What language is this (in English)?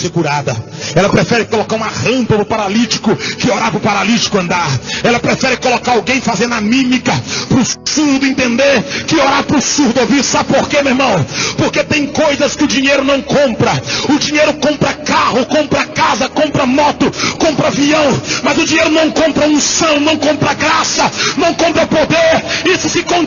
Portuguese